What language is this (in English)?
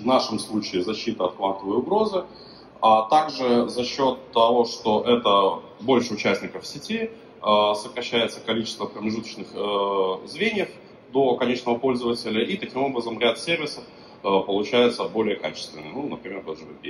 Russian